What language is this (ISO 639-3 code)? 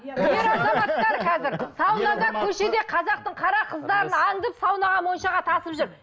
kaz